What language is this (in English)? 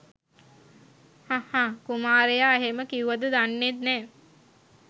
Sinhala